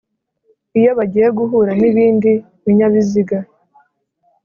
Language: Kinyarwanda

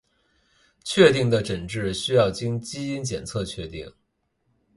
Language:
Chinese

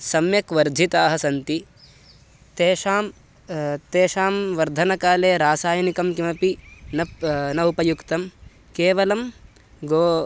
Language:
Sanskrit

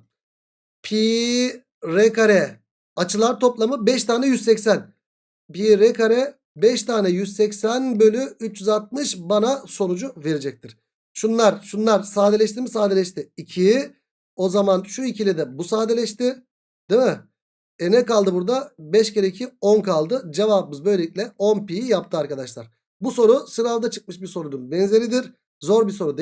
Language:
Turkish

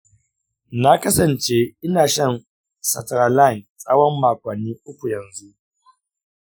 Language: Hausa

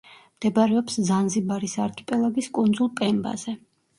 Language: Georgian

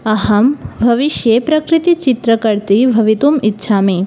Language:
Sanskrit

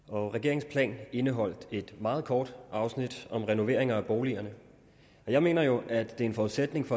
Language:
Danish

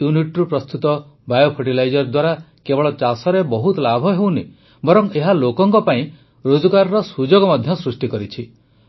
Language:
Odia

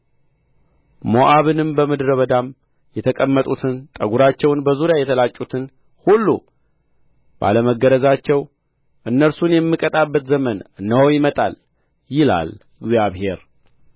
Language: Amharic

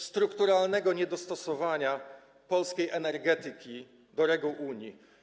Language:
Polish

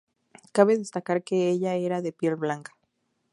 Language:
Spanish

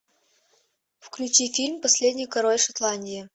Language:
Russian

